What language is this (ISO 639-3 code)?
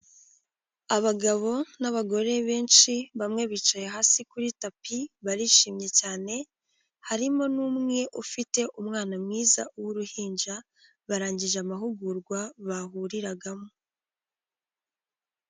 kin